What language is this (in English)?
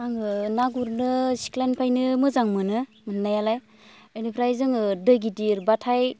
Bodo